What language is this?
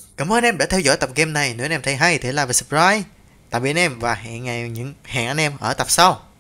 Vietnamese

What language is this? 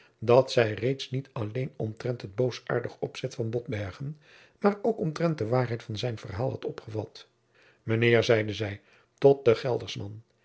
Dutch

